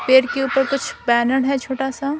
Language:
Hindi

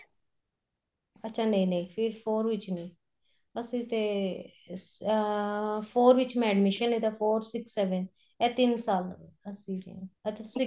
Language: Punjabi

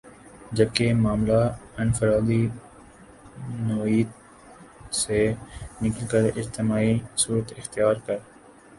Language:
Urdu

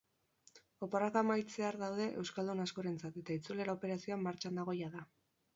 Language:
Basque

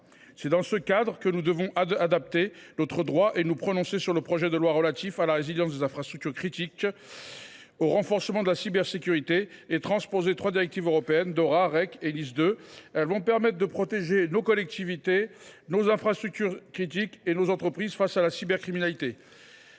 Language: French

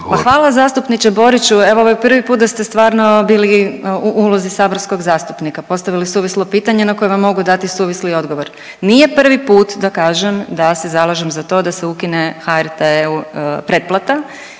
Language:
Croatian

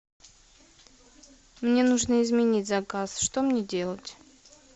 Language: Russian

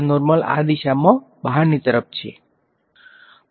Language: Gujarati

